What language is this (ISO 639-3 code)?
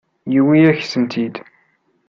kab